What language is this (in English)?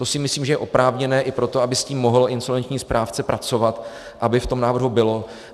Czech